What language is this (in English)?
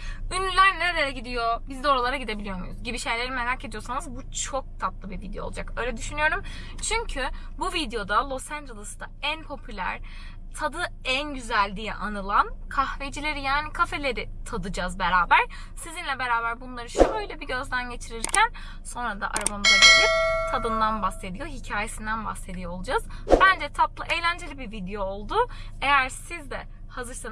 Turkish